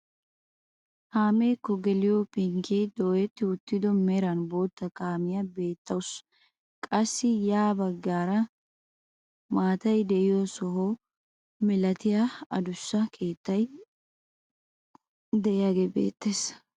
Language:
Wolaytta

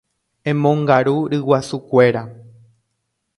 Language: Guarani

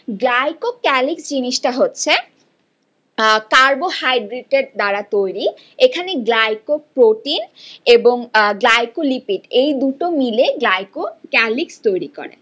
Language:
Bangla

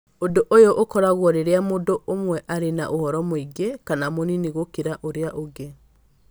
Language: Kikuyu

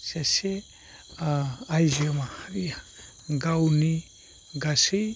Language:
Bodo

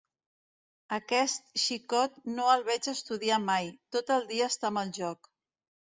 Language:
Catalan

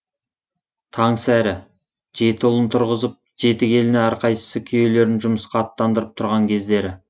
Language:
Kazakh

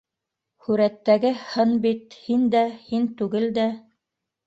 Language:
Bashkir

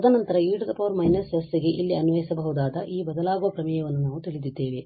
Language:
Kannada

